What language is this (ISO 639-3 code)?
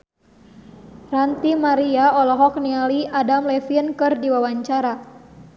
sun